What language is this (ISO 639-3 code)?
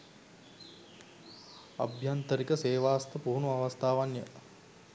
sin